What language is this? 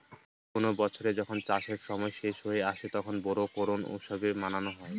Bangla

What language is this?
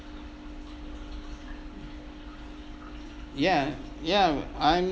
English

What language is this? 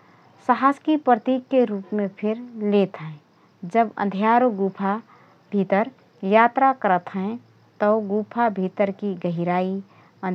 Rana Tharu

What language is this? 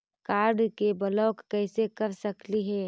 Magahi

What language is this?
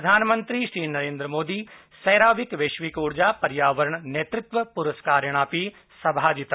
Sanskrit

